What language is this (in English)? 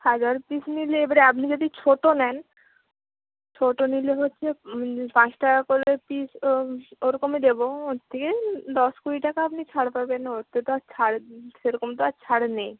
Bangla